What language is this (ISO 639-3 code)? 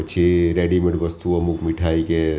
guj